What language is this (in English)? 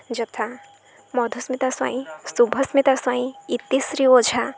Odia